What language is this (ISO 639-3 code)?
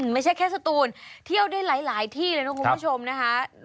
tha